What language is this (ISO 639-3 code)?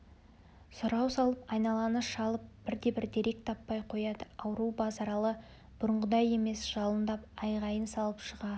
kaz